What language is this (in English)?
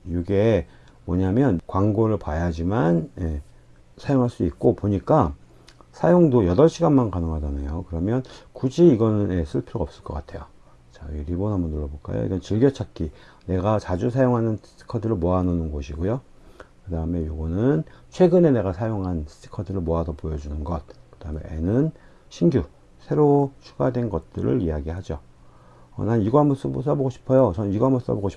Korean